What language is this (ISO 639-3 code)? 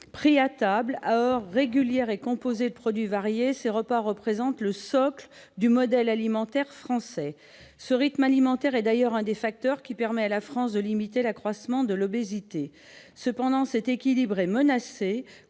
fra